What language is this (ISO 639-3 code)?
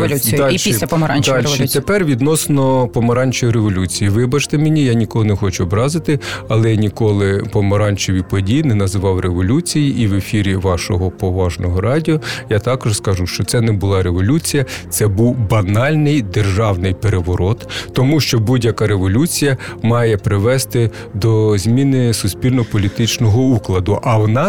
ukr